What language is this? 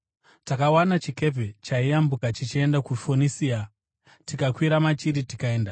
Shona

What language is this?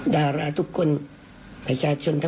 Thai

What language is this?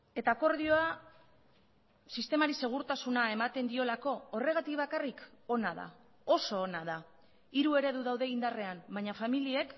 Basque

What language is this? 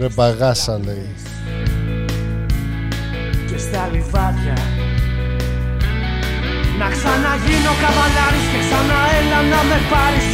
Greek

